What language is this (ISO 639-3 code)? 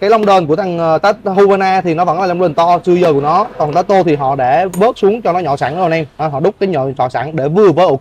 vie